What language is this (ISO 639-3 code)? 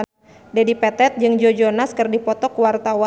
sun